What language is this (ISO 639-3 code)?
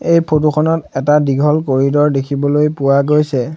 asm